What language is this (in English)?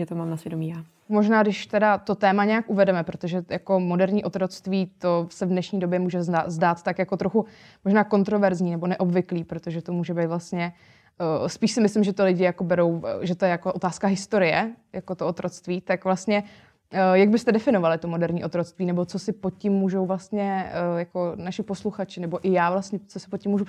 Czech